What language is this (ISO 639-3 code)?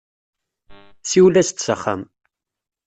kab